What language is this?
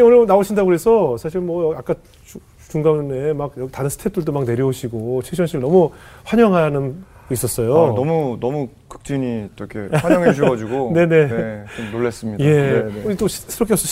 Korean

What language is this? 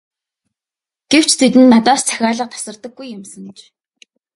Mongolian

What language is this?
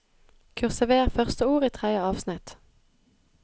Norwegian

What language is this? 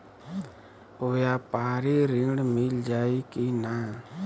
Bhojpuri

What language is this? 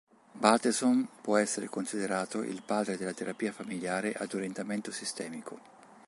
Italian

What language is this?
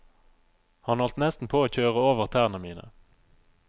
Norwegian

